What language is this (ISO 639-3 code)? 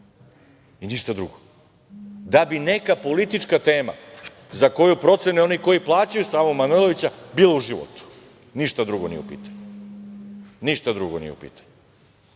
srp